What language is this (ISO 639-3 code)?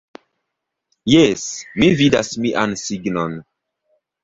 epo